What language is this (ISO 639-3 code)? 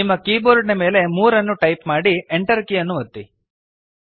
kan